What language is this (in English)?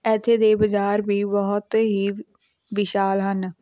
Punjabi